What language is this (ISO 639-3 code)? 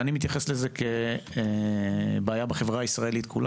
heb